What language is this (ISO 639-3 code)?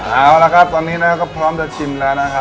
tha